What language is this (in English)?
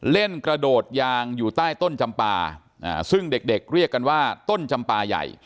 Thai